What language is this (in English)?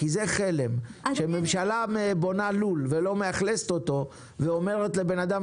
Hebrew